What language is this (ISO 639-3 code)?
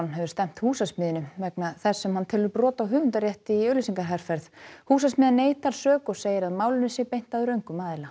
isl